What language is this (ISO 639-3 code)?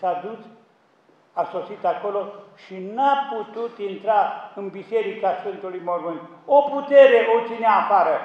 ron